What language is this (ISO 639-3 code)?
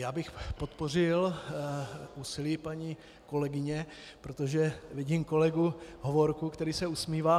ces